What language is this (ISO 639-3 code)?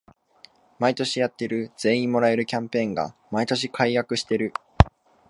jpn